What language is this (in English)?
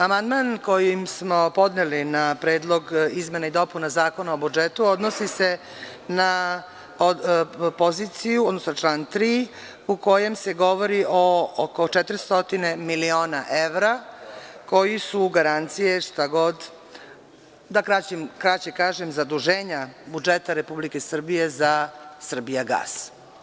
Serbian